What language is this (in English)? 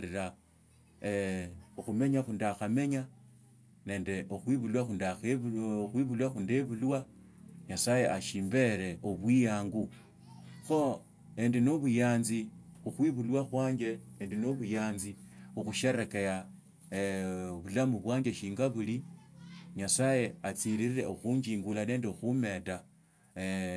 Tsotso